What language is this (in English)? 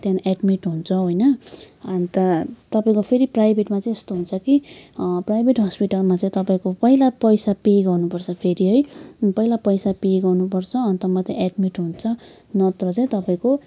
Nepali